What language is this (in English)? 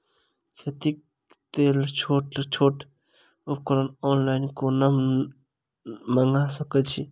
Maithili